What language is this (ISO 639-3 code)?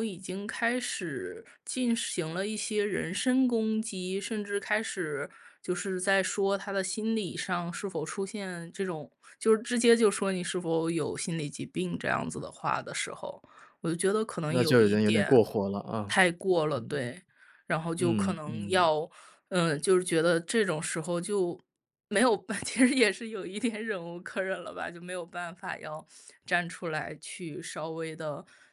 zho